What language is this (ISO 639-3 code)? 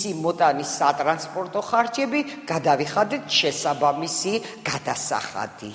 ron